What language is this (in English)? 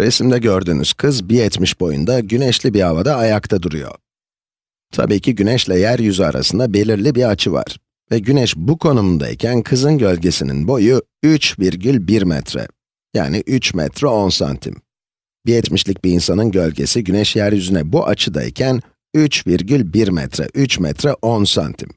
Turkish